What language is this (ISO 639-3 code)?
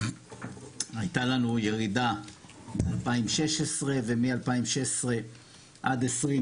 heb